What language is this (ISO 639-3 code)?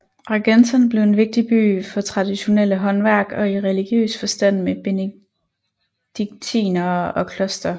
dan